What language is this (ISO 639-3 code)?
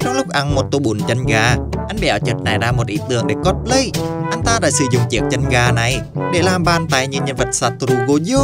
vie